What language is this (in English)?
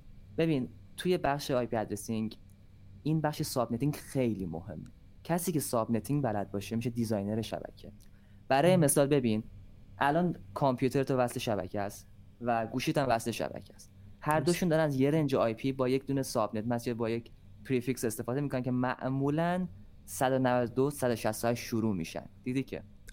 Persian